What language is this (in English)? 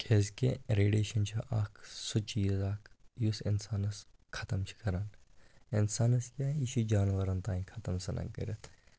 Kashmiri